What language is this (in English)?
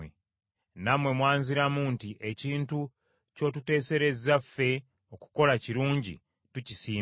Ganda